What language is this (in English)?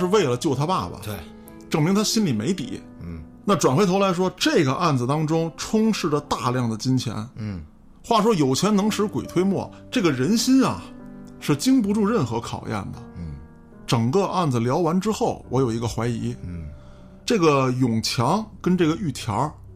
Chinese